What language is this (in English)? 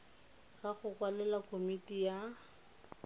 Tswana